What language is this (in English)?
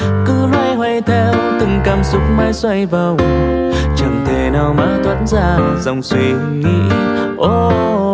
Vietnamese